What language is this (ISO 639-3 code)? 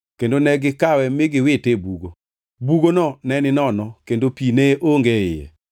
luo